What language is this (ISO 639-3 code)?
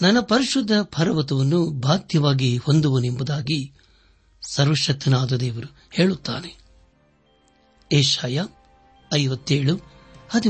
kan